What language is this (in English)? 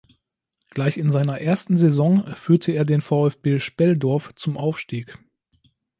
German